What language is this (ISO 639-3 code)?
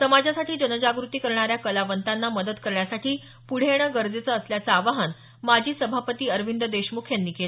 mar